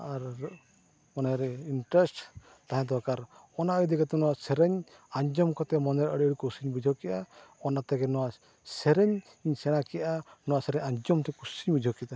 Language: Santali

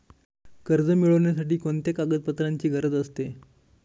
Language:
Marathi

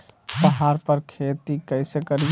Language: Magahi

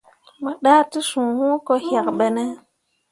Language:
Mundang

